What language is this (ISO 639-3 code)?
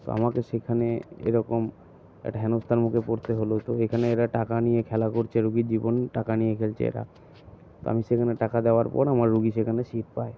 ben